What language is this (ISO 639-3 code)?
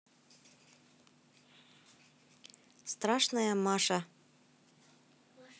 rus